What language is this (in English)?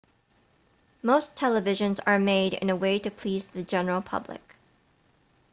English